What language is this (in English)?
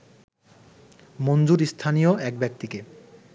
Bangla